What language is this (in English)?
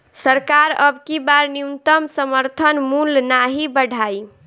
Bhojpuri